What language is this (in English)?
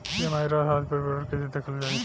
Bhojpuri